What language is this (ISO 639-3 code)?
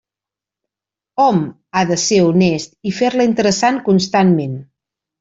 cat